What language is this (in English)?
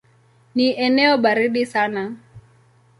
Swahili